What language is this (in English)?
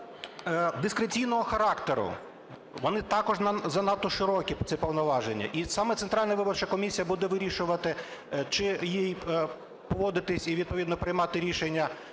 Ukrainian